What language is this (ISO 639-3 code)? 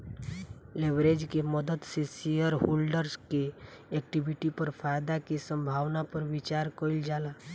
bho